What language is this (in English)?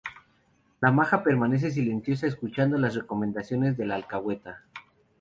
Spanish